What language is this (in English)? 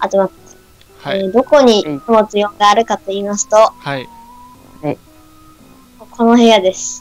Japanese